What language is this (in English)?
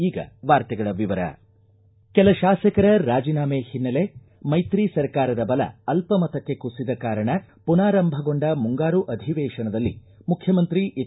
Kannada